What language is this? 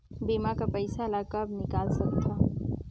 Chhattisgarhi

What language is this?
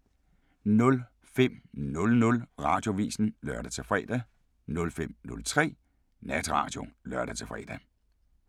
Danish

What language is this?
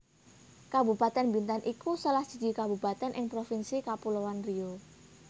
Javanese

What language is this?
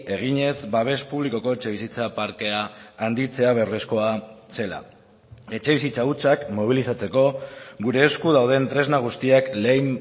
Basque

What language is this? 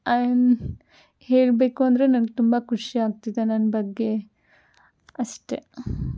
Kannada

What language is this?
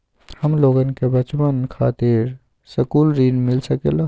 Magahi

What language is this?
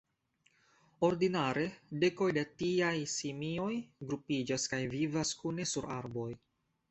Esperanto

